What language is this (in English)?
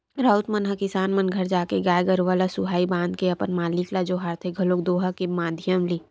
Chhattisgarhi